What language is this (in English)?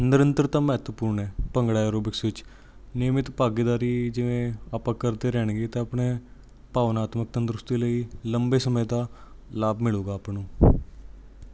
Punjabi